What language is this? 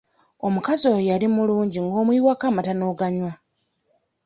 Ganda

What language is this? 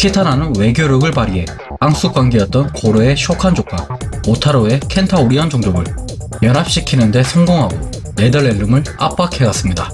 Korean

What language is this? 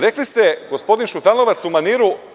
Serbian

